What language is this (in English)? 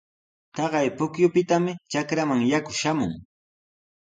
Sihuas Ancash Quechua